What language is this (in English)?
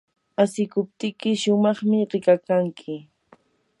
Yanahuanca Pasco Quechua